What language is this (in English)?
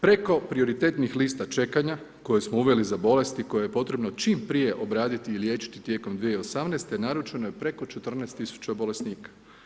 Croatian